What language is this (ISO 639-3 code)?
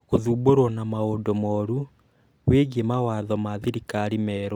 kik